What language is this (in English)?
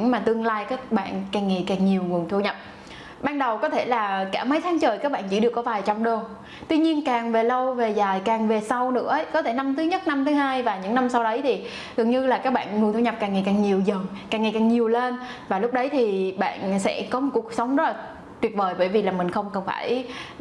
Vietnamese